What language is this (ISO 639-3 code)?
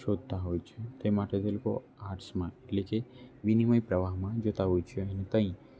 guj